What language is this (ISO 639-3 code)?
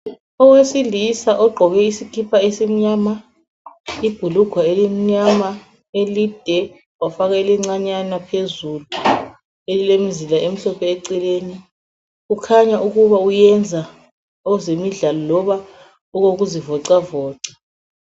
nde